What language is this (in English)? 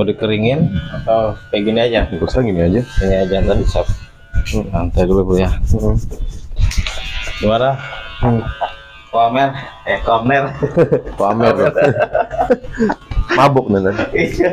Indonesian